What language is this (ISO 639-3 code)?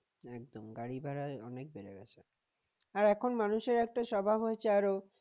ben